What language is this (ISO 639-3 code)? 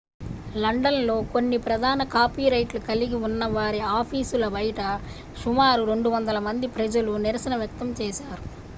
tel